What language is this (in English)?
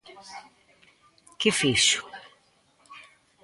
Galician